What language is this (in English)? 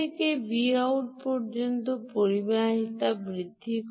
Bangla